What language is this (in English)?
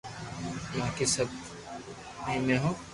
Loarki